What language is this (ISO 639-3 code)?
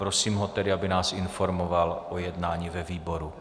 ces